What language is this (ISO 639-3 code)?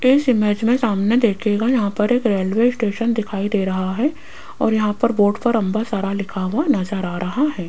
hin